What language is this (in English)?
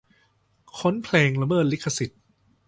Thai